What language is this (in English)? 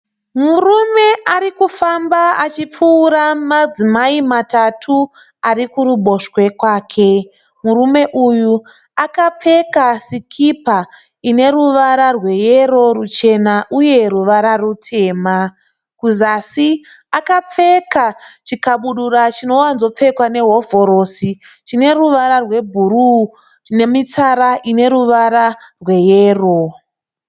Shona